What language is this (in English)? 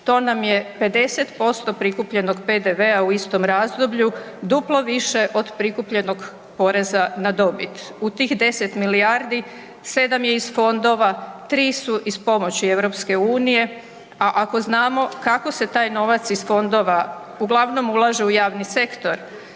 Croatian